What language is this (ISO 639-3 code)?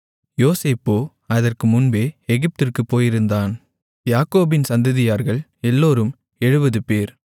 tam